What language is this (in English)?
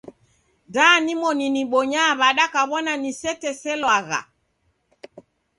Taita